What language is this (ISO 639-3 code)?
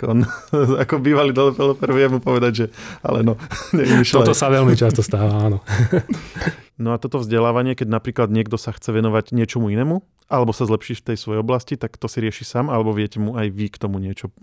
slk